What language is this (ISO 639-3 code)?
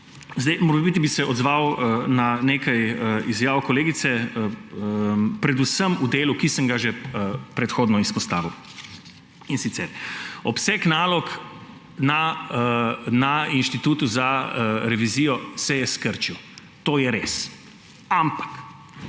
slv